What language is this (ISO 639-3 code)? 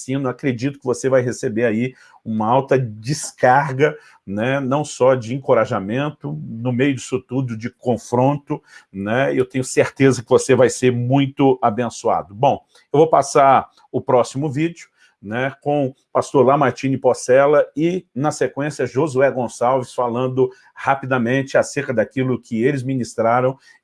por